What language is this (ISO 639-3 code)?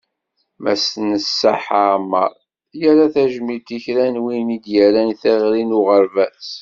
kab